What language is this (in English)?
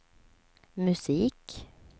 Swedish